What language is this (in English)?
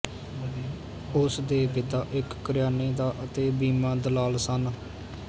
Punjabi